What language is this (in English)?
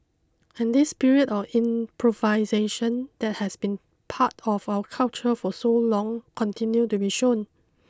English